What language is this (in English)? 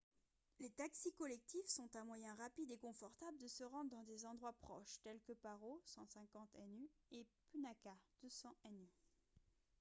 French